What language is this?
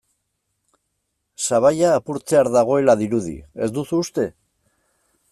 Basque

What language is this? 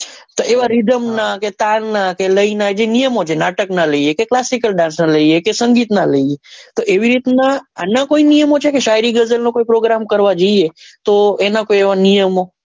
Gujarati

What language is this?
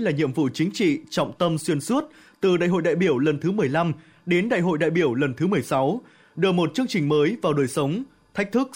Vietnamese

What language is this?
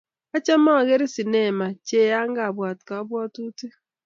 Kalenjin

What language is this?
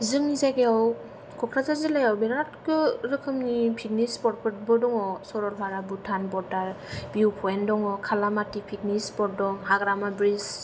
Bodo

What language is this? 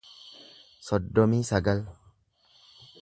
Oromo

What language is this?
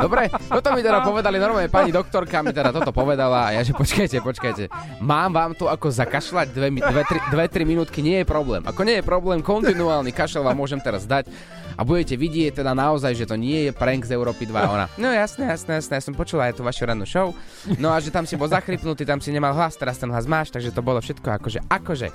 Slovak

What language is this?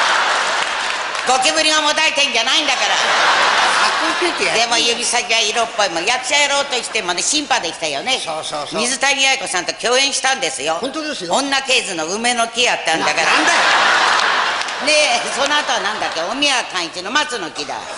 Japanese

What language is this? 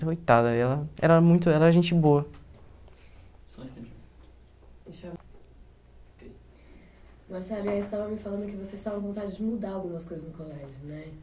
Portuguese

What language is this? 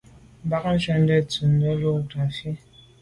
Medumba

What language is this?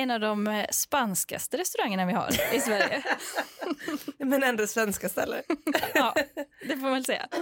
Swedish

